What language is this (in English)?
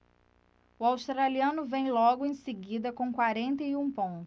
Portuguese